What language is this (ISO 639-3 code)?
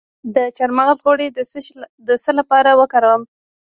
pus